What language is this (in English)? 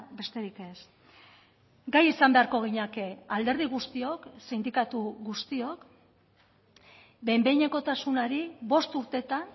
Basque